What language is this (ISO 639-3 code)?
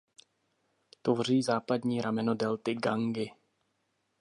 ces